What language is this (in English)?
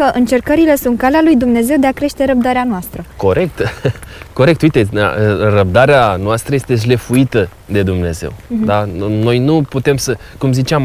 Romanian